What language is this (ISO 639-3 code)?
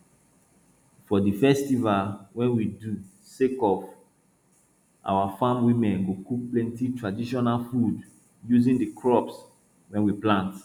pcm